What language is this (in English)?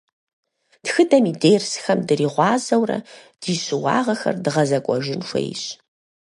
Kabardian